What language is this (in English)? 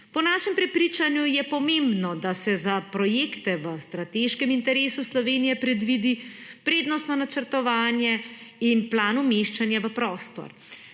Slovenian